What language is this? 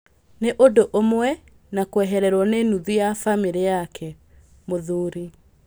Kikuyu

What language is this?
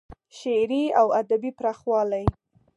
Pashto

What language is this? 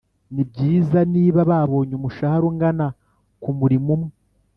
Kinyarwanda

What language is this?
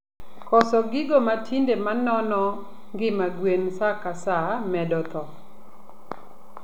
Luo (Kenya and Tanzania)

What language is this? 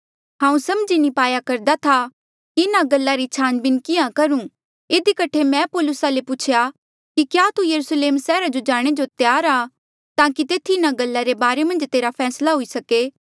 Mandeali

